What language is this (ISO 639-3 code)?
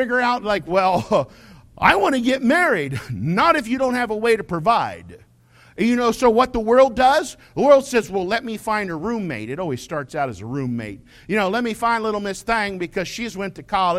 eng